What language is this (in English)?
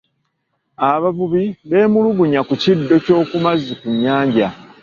Ganda